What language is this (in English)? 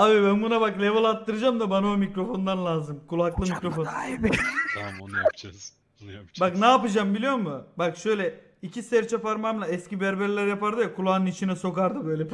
Turkish